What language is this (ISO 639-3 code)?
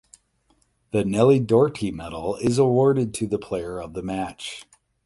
eng